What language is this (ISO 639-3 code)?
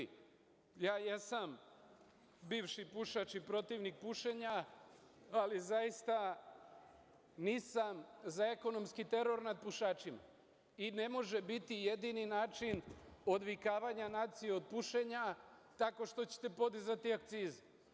srp